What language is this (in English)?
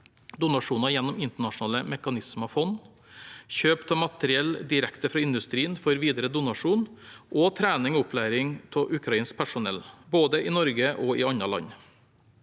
Norwegian